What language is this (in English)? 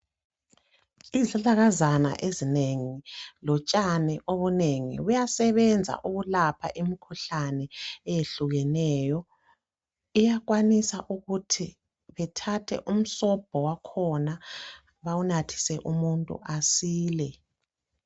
North Ndebele